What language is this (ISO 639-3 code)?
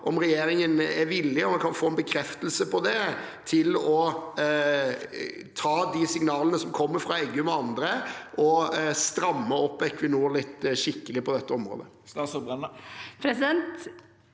nor